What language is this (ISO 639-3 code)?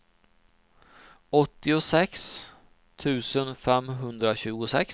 swe